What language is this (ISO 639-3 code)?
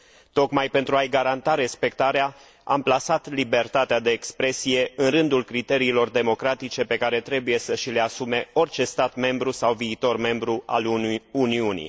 ron